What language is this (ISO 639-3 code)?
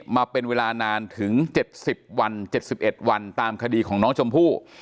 tha